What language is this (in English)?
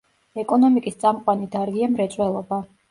Georgian